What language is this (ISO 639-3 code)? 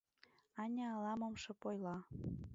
chm